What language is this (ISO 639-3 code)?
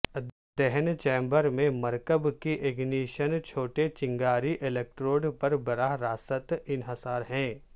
urd